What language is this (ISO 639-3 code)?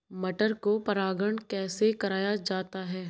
hin